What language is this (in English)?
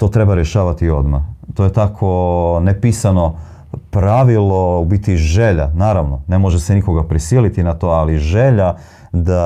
Croatian